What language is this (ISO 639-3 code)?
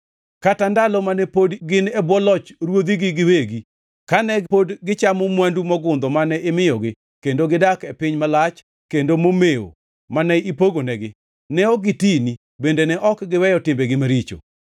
luo